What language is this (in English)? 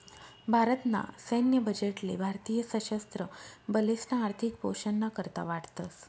Marathi